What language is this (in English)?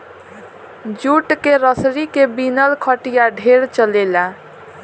Bhojpuri